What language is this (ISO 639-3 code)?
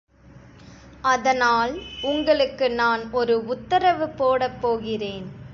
tam